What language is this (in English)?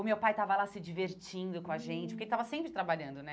Portuguese